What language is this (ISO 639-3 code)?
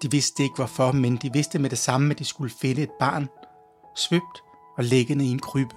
dan